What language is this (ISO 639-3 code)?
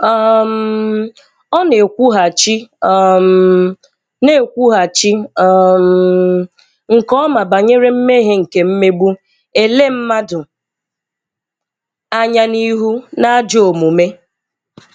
ibo